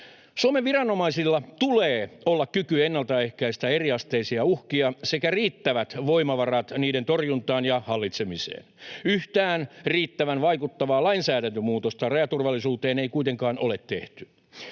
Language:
Finnish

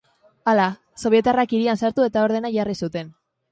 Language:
Basque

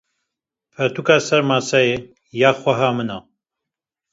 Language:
Kurdish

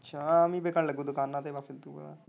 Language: Punjabi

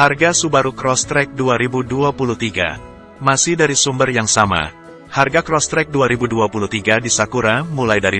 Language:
Indonesian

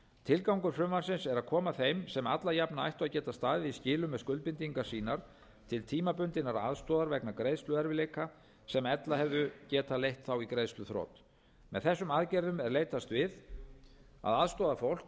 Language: Icelandic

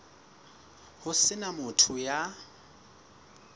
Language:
Southern Sotho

